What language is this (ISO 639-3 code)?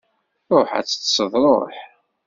kab